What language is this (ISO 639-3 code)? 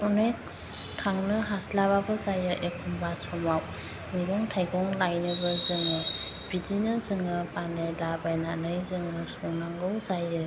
brx